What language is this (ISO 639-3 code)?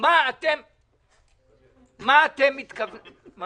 heb